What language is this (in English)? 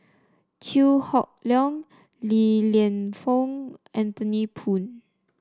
English